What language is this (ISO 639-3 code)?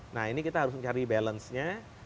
ind